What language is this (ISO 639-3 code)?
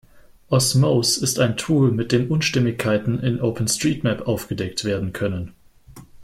deu